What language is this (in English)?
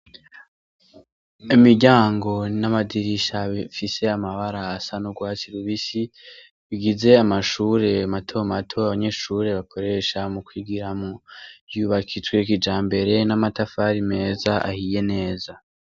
Rundi